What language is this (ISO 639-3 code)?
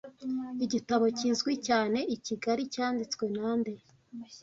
kin